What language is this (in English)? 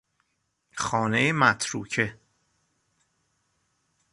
Persian